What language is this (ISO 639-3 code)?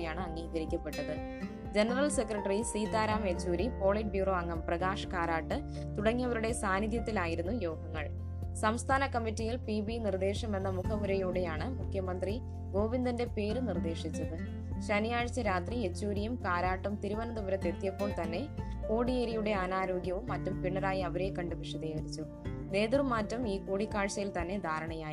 mal